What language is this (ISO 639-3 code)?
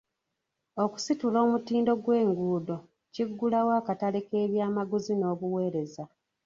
lug